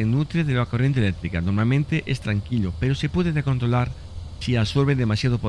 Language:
Spanish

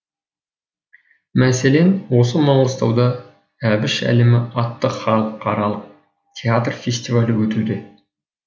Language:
Kazakh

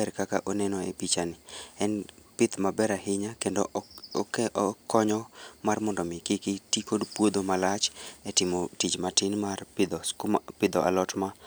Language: Luo (Kenya and Tanzania)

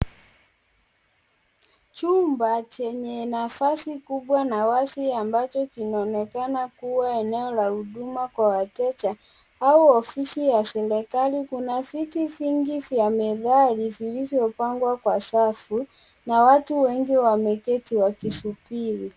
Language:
Swahili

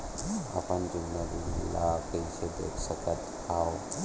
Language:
Chhattisgarhi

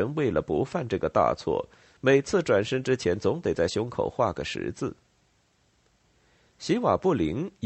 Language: Chinese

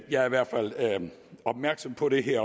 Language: Danish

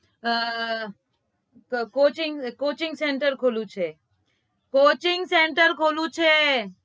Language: Gujarati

